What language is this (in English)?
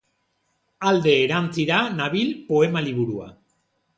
Basque